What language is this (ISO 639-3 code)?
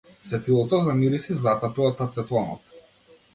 mkd